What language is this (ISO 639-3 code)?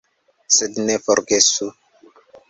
epo